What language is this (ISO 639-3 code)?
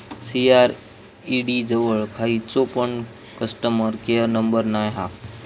mar